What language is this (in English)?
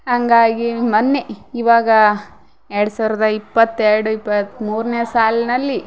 Kannada